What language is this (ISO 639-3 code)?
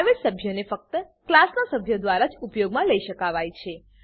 guj